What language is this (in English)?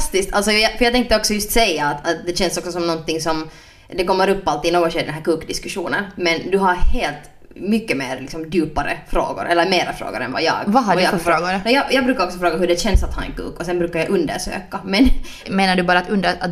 Swedish